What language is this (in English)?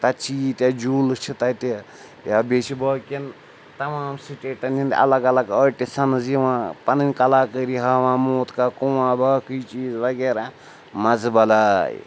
Kashmiri